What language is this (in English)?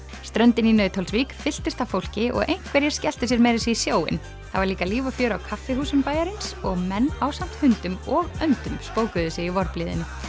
Icelandic